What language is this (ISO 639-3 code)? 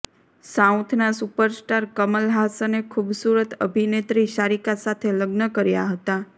guj